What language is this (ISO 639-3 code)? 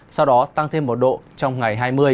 vie